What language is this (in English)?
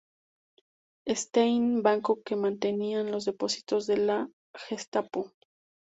Spanish